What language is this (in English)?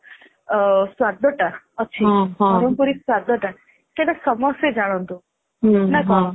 Odia